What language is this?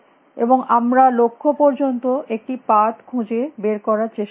Bangla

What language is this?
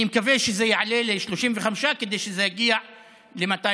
Hebrew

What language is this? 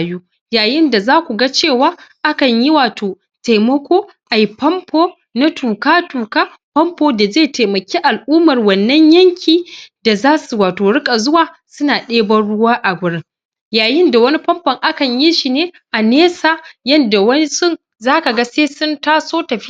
Hausa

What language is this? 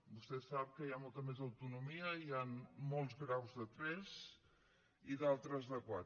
Catalan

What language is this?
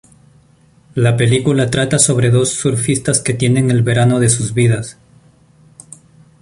Spanish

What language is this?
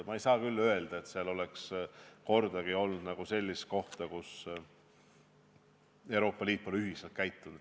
Estonian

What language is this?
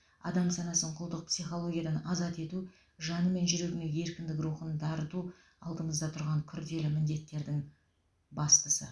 Kazakh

